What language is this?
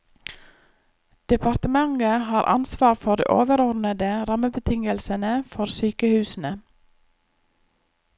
Norwegian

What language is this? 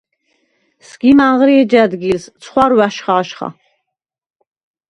Svan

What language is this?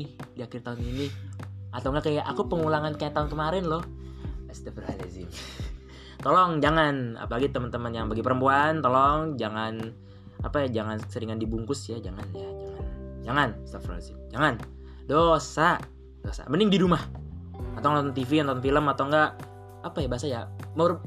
Indonesian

